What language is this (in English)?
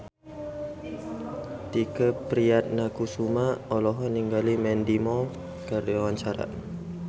Sundanese